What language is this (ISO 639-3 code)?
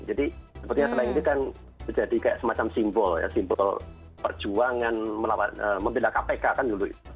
ind